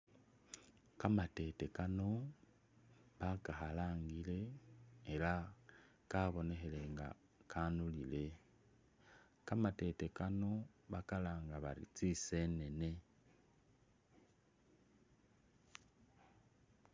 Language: Masaaba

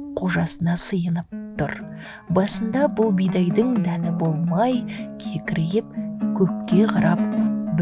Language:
Russian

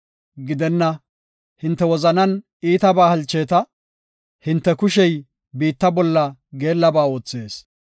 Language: Gofa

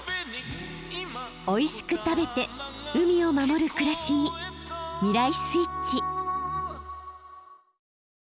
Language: Japanese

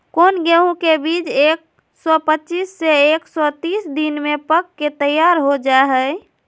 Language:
Magahi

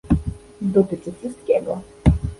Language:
Polish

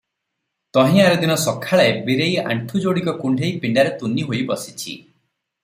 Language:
Odia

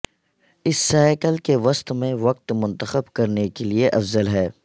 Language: Urdu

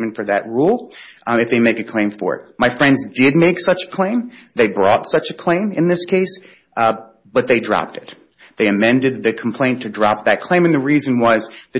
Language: English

